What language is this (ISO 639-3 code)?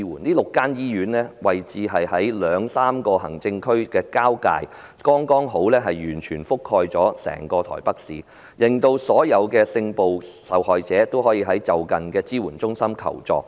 yue